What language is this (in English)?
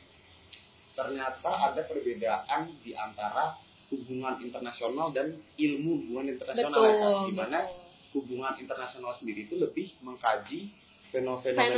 Indonesian